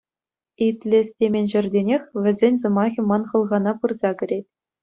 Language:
Chuvash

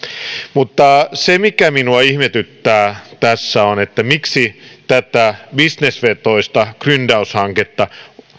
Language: Finnish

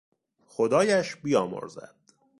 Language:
Persian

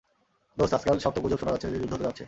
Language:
Bangla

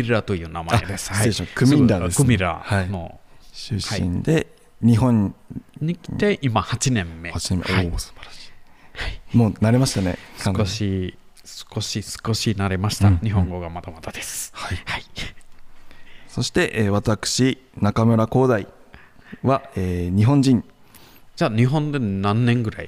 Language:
Japanese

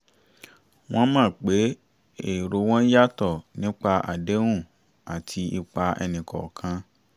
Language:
Yoruba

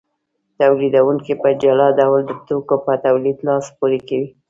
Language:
Pashto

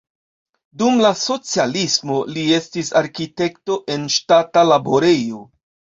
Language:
Esperanto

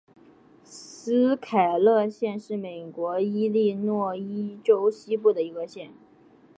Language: Chinese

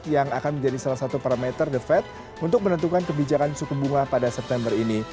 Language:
Indonesian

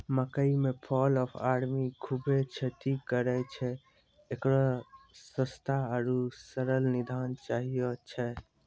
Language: Maithili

